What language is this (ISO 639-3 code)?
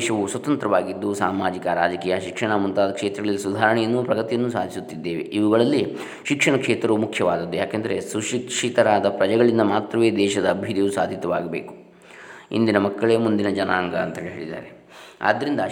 kan